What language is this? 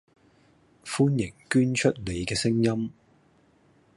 Cantonese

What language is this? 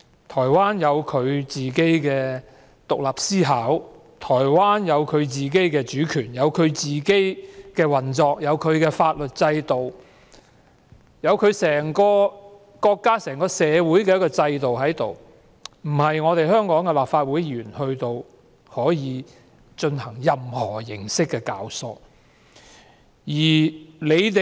Cantonese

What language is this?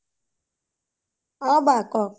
Assamese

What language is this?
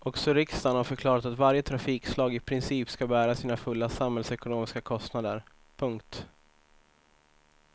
Swedish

